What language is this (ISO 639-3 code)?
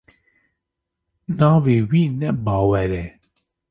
kur